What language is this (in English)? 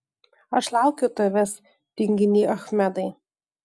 Lithuanian